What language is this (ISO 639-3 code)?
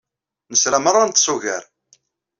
kab